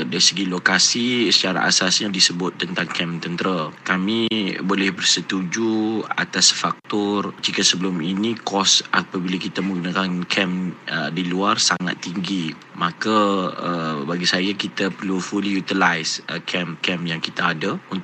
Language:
Malay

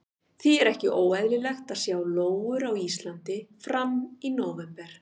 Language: Icelandic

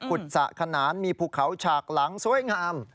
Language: Thai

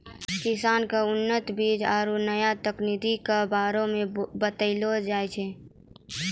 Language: Maithili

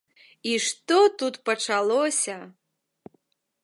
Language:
Belarusian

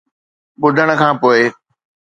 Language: Sindhi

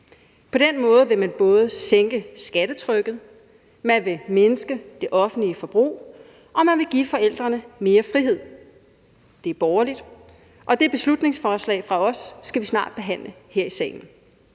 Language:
Danish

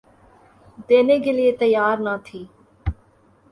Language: Urdu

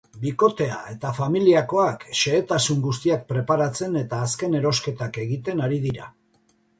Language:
Basque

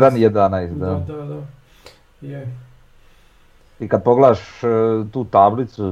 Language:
Croatian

